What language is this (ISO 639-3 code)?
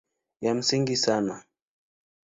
swa